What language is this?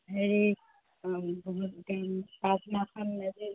Assamese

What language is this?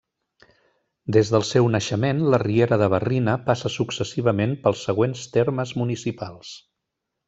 Catalan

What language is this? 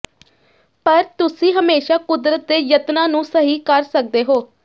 Punjabi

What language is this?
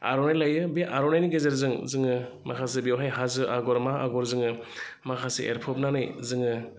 Bodo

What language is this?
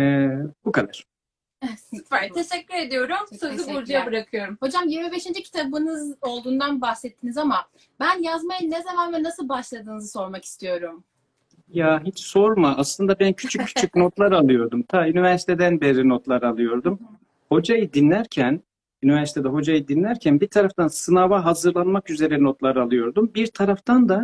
Turkish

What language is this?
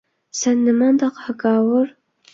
Uyghur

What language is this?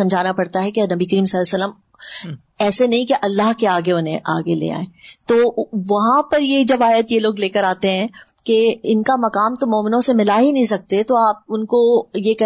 Urdu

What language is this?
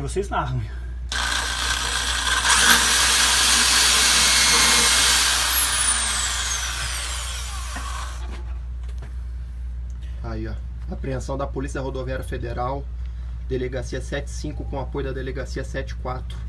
Portuguese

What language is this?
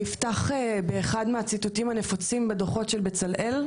Hebrew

